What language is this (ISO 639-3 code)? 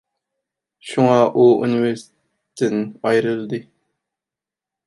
uig